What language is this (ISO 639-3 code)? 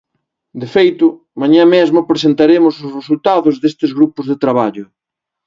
glg